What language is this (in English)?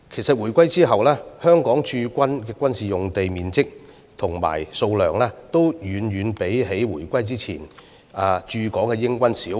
Cantonese